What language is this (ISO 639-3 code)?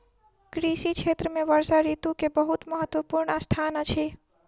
mai